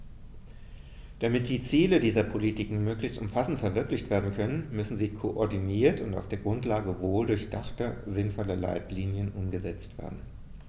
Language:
German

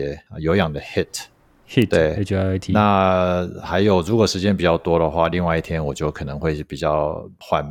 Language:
Chinese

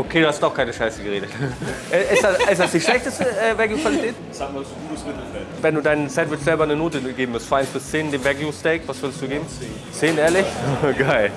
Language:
German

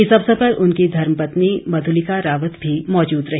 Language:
Hindi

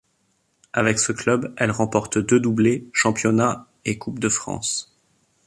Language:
French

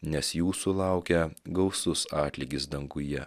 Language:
Lithuanian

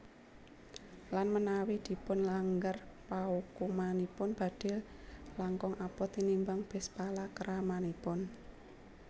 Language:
Javanese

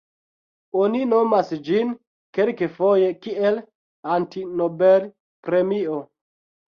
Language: Esperanto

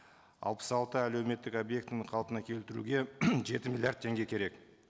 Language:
Kazakh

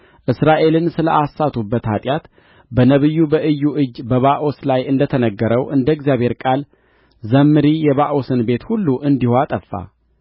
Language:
Amharic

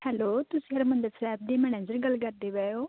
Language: Punjabi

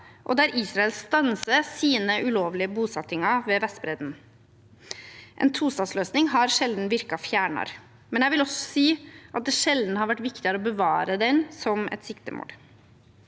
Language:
Norwegian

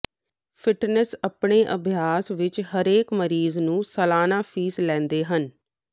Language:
Punjabi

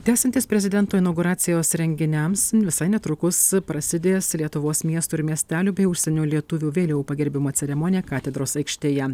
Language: Lithuanian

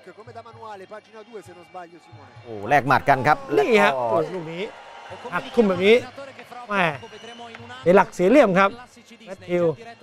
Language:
Thai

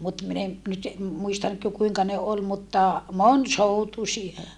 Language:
Finnish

